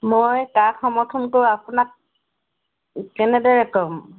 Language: Assamese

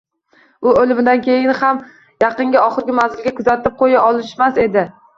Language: Uzbek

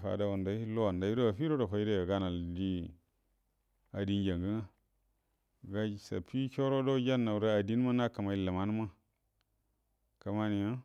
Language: Buduma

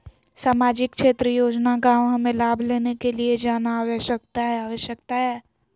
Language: Magahi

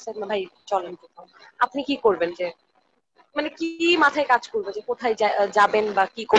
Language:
Bangla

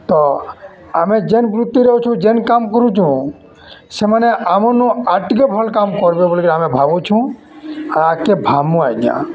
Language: Odia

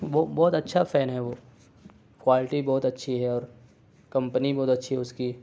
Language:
Urdu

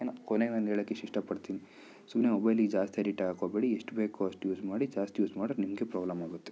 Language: Kannada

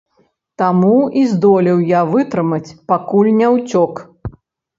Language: Belarusian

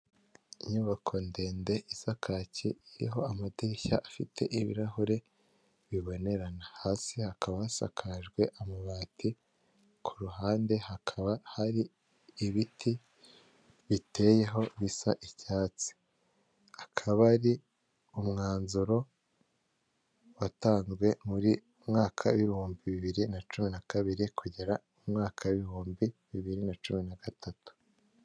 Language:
Kinyarwanda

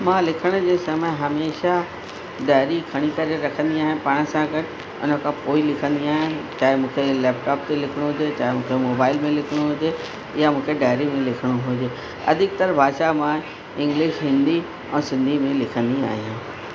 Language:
Sindhi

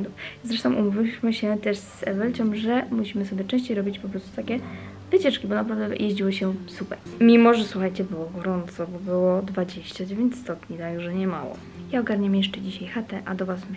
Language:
Polish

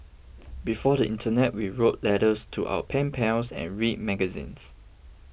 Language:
English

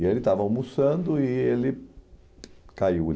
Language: Portuguese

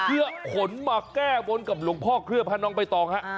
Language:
Thai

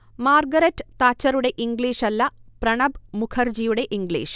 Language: Malayalam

